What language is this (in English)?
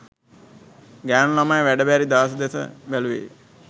Sinhala